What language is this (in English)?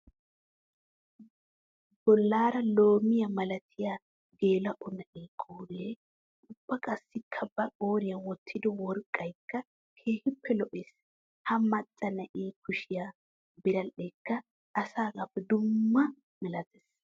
Wolaytta